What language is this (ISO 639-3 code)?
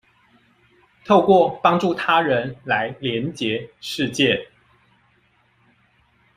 zho